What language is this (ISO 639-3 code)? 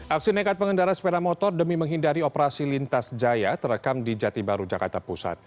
ind